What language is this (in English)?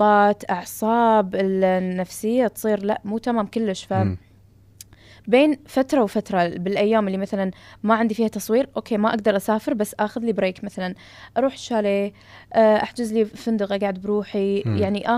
Arabic